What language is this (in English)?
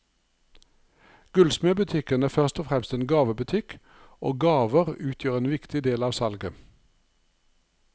Norwegian